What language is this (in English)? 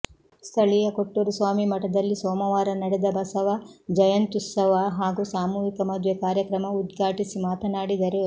Kannada